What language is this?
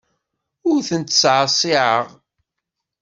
Kabyle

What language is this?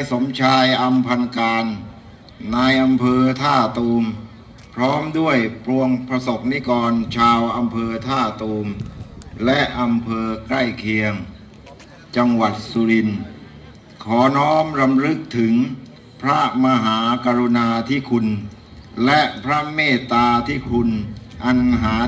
Thai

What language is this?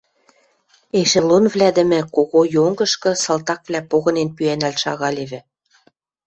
Western Mari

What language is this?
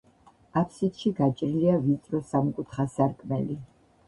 Georgian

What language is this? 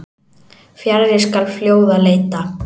Icelandic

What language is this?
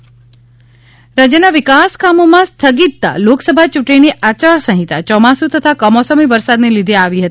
Gujarati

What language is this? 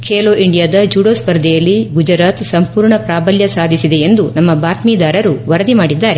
Kannada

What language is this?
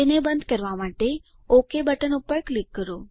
Gujarati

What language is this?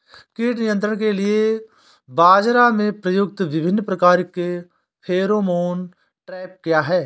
Hindi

